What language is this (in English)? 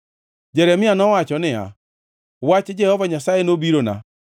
Luo (Kenya and Tanzania)